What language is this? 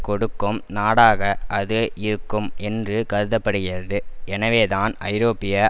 Tamil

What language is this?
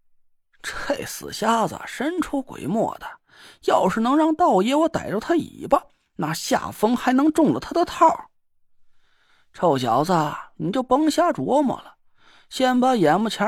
Chinese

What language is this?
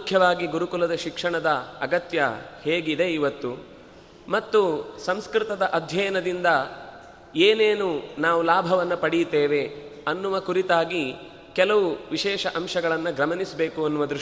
Kannada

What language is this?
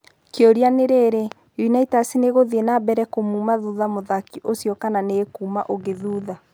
Kikuyu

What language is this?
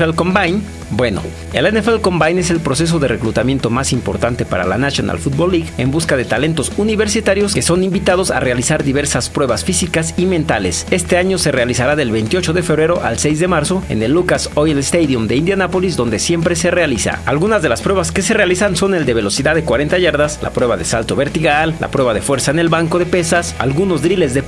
Spanish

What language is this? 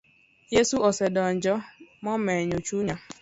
Luo (Kenya and Tanzania)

